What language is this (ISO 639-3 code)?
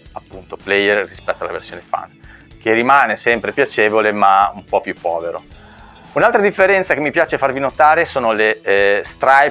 ita